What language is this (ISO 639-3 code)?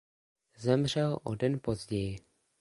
ces